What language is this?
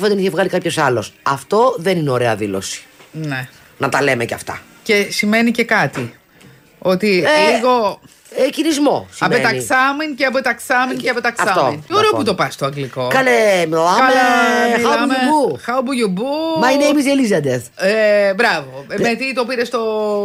Greek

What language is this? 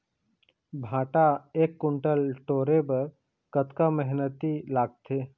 Chhattisgarhi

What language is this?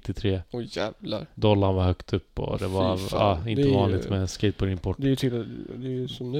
Swedish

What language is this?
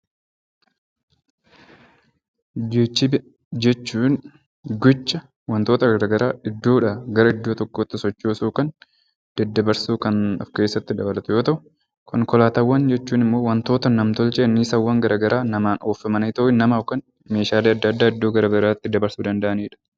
Oromo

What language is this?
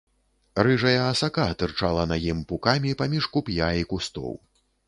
Belarusian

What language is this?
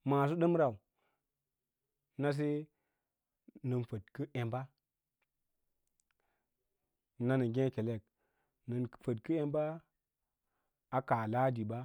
Lala-Roba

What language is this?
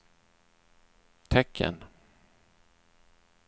Swedish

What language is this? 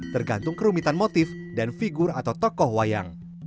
Indonesian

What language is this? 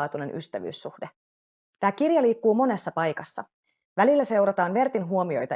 Finnish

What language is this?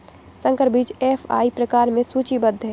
Hindi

